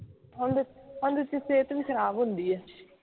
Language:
Punjabi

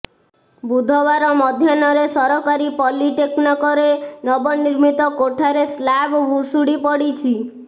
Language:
Odia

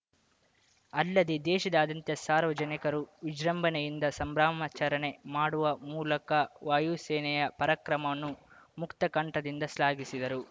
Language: Kannada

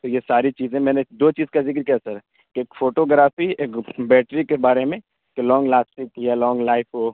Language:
Urdu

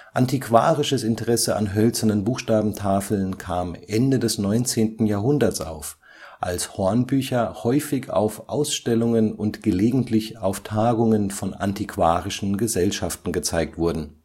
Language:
German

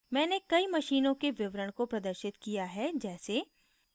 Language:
Hindi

